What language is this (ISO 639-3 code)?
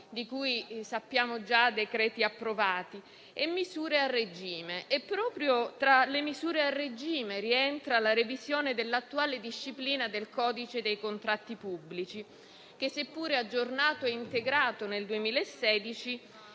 ita